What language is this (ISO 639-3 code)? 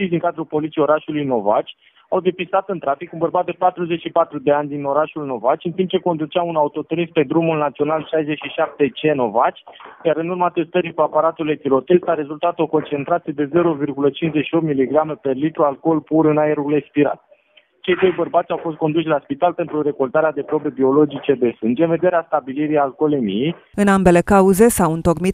ron